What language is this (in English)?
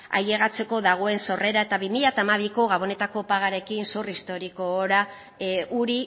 Basque